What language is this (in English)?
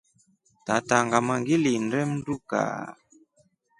Rombo